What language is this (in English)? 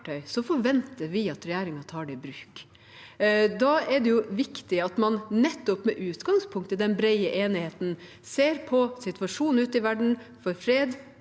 Norwegian